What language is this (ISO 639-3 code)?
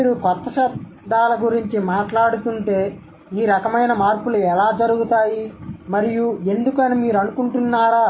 tel